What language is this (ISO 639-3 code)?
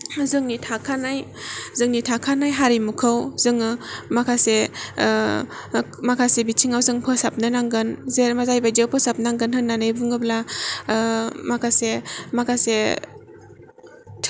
brx